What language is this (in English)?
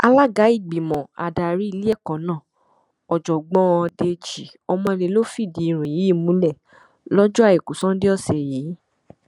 Yoruba